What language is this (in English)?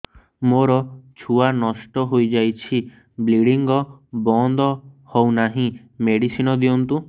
Odia